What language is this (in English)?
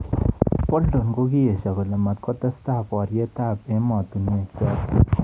Kalenjin